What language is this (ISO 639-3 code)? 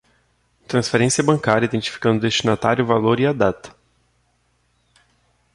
por